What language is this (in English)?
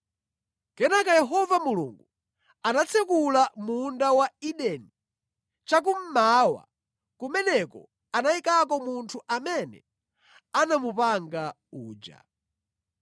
Nyanja